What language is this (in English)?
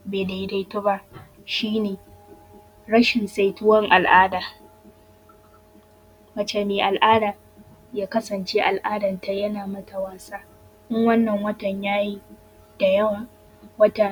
Hausa